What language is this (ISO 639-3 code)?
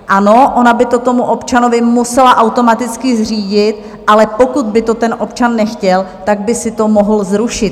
ces